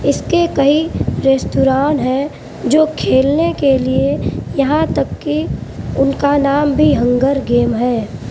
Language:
Urdu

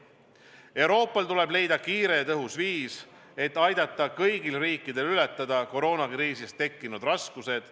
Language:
Estonian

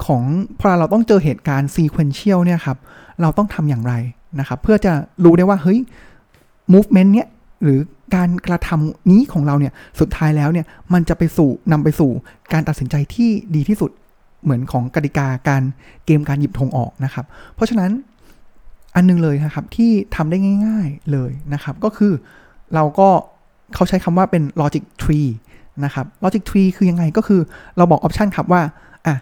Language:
Thai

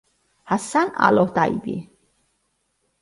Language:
Italian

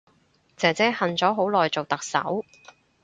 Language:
Cantonese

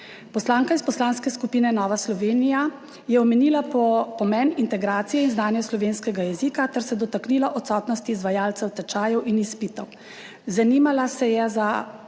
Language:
Slovenian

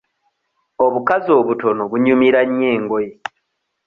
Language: Ganda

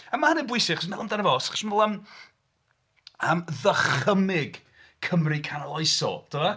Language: Welsh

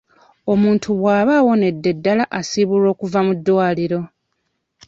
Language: Ganda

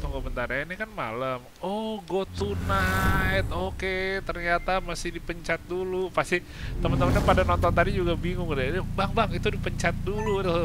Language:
Indonesian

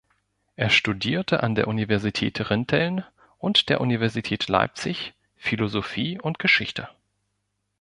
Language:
German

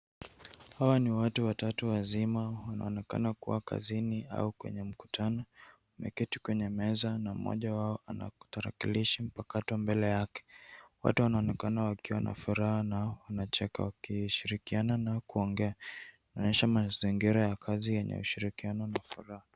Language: Swahili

